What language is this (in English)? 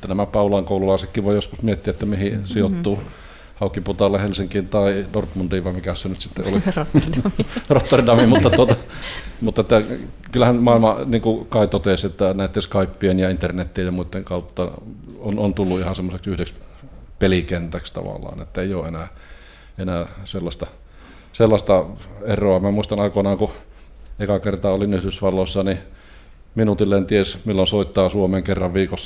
Finnish